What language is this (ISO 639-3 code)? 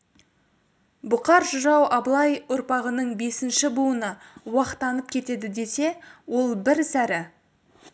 kaz